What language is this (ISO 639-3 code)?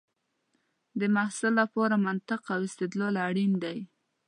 pus